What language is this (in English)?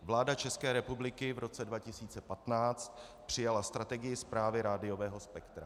Czech